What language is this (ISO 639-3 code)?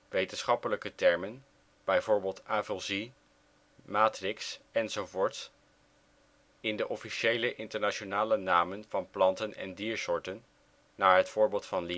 nld